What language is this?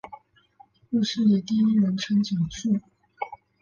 Chinese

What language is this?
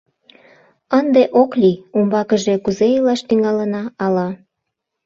Mari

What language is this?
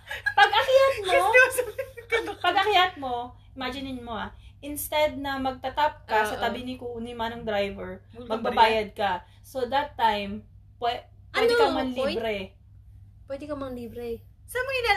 Filipino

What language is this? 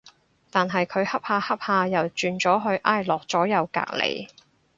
Cantonese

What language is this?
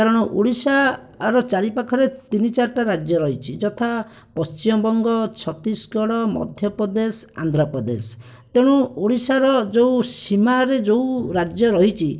Odia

